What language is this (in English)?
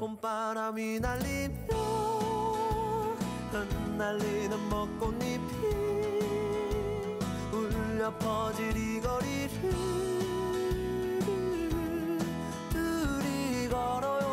Korean